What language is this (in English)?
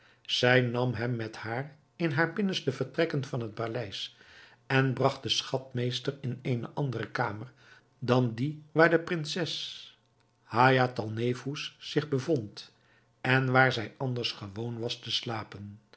Dutch